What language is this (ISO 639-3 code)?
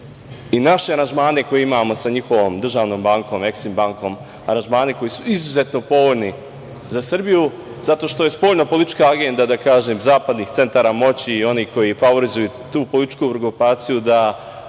srp